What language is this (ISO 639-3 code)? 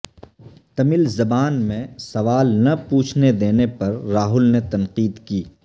urd